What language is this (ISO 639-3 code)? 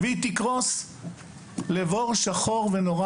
heb